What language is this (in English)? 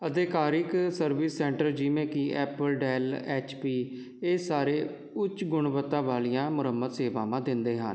Punjabi